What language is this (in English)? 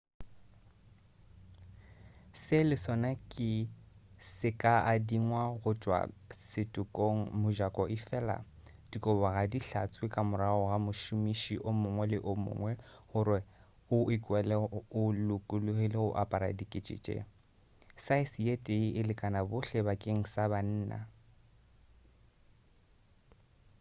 Northern Sotho